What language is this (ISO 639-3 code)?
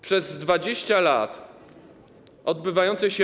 pol